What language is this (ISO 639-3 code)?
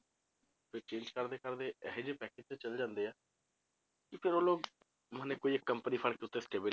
pan